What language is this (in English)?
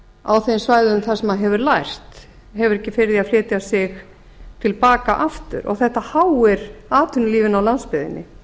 Icelandic